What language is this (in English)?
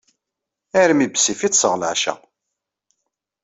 Kabyle